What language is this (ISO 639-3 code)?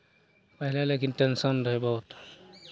mai